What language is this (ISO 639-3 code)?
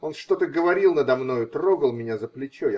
rus